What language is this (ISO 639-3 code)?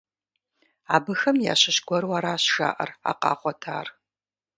kbd